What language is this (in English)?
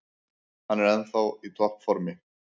Icelandic